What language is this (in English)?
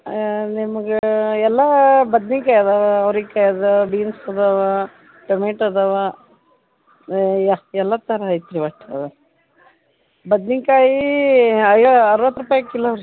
Kannada